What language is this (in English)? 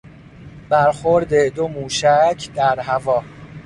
Persian